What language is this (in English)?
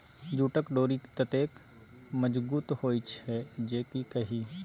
Maithili